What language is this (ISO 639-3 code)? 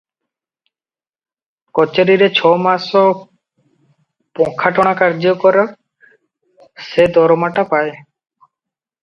ori